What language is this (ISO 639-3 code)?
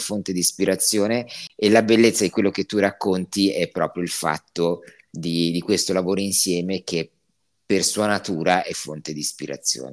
ita